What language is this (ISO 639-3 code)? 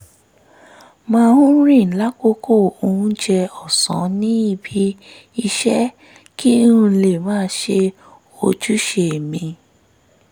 yor